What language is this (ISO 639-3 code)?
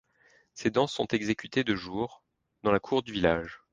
fra